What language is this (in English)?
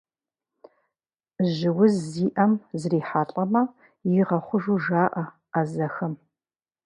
Kabardian